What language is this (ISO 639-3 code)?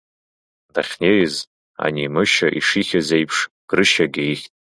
abk